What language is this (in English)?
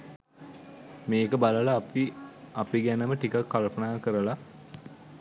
Sinhala